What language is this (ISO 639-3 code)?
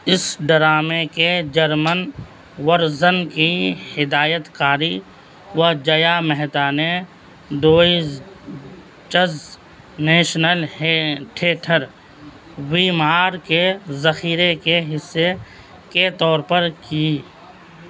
urd